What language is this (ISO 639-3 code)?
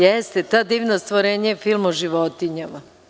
srp